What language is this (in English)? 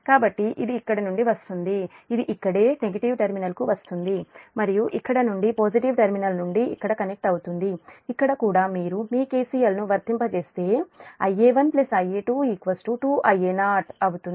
Telugu